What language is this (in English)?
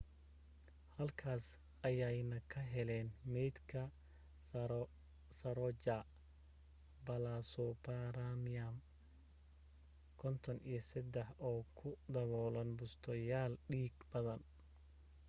Somali